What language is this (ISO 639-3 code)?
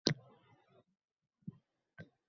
uzb